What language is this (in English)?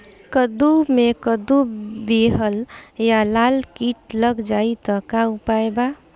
Bhojpuri